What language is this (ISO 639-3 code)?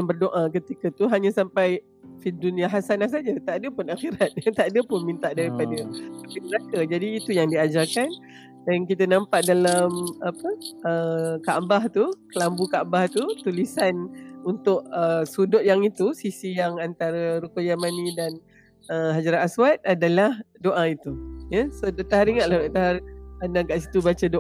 msa